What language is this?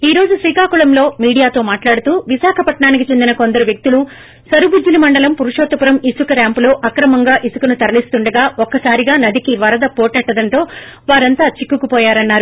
Telugu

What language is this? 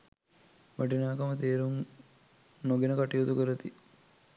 Sinhala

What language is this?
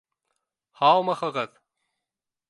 Bashkir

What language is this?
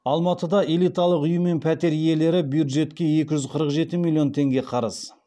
Kazakh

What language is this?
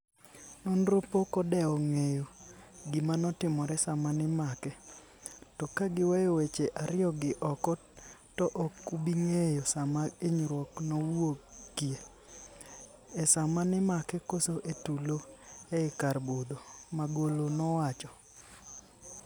Luo (Kenya and Tanzania)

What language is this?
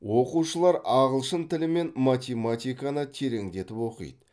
Kazakh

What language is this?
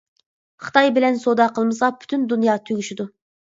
Uyghur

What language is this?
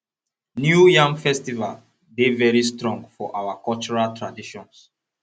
Nigerian Pidgin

